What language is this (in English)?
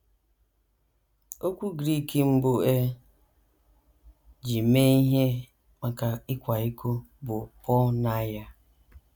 Igbo